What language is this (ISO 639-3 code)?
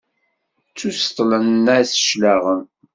kab